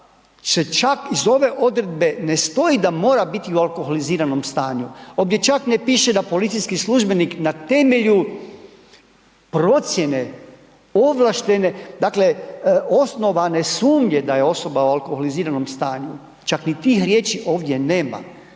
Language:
Croatian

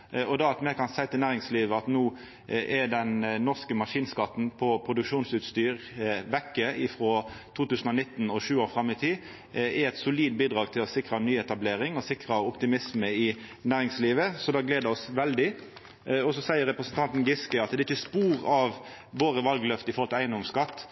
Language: Norwegian Nynorsk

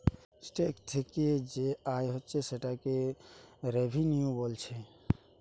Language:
Bangla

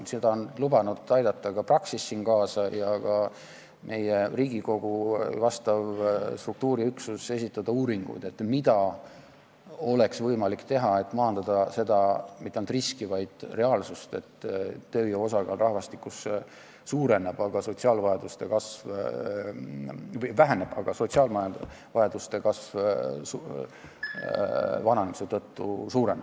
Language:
Estonian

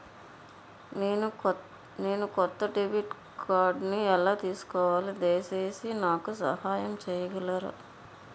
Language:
Telugu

